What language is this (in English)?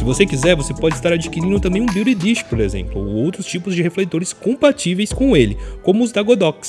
Portuguese